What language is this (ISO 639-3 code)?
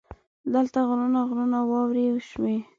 pus